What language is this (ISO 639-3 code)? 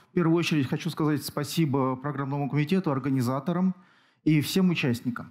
rus